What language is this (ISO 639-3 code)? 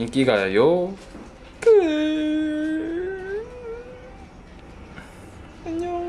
kor